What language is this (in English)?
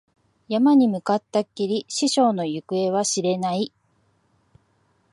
Japanese